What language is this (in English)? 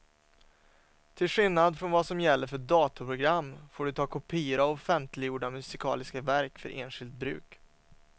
Swedish